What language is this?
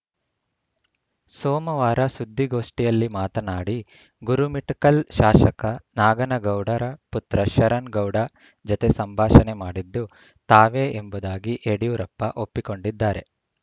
Kannada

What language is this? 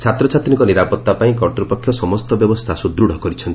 Odia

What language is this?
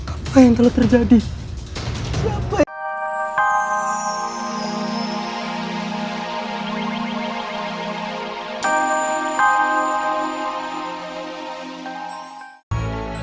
Indonesian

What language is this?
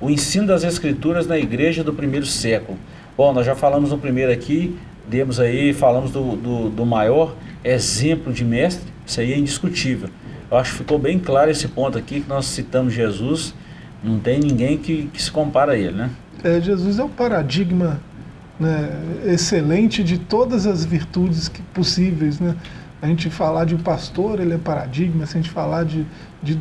Portuguese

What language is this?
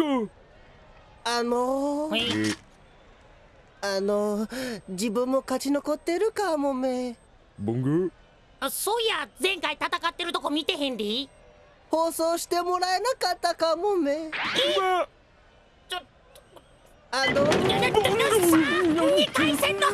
Japanese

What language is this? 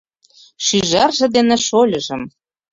Mari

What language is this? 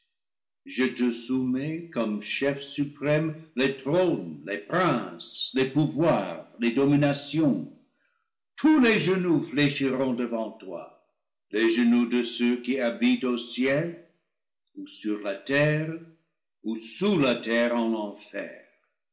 French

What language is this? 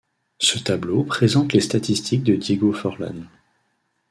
French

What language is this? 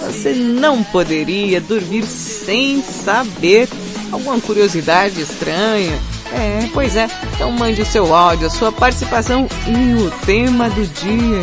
Portuguese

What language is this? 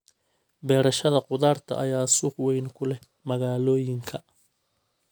Somali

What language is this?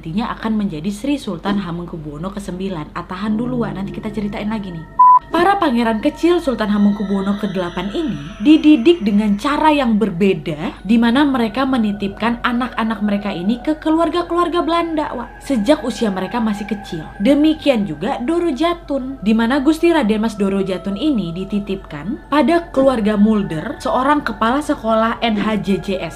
Indonesian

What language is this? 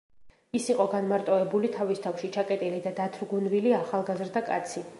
Georgian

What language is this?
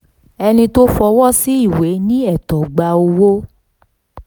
Yoruba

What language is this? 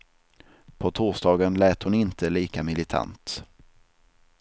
Swedish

